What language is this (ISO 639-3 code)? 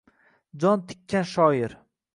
uzb